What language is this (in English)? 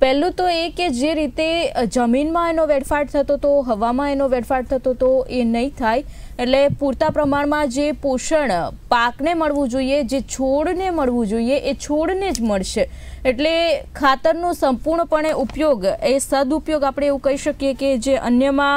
Hindi